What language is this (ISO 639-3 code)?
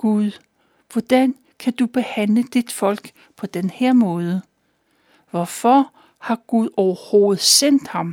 dan